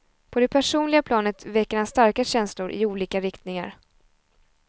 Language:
Swedish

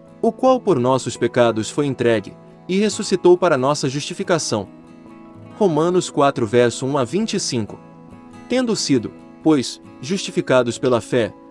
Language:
Portuguese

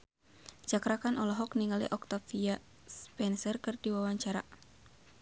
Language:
Sundanese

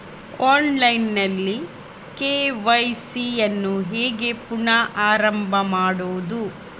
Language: Kannada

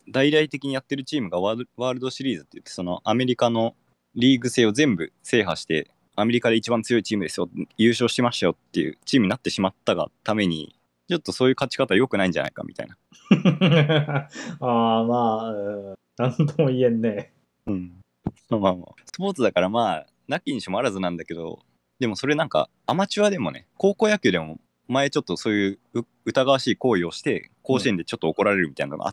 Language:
Japanese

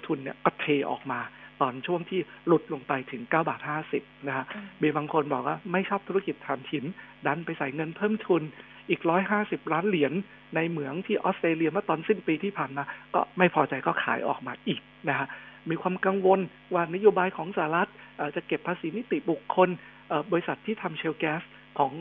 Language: Thai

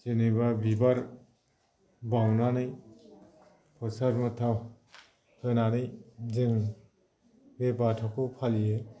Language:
Bodo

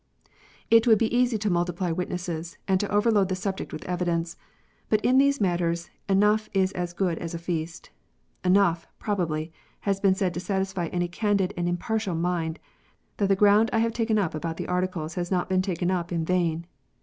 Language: English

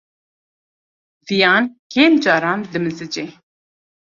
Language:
Kurdish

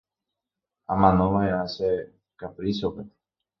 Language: Guarani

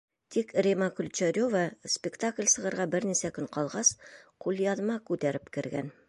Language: Bashkir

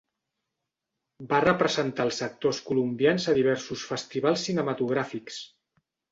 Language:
Catalan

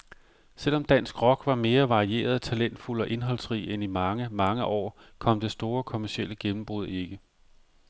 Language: Danish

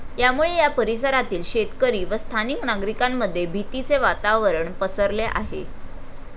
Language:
Marathi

